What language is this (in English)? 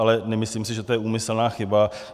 Czech